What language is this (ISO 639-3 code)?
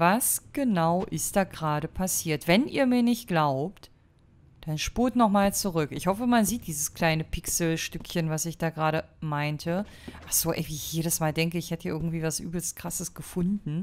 deu